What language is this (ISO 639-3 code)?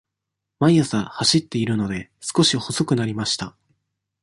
jpn